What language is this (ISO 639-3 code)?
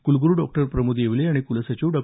mar